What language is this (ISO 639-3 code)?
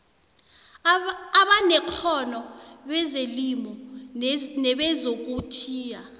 nbl